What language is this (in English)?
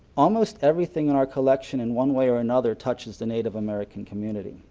English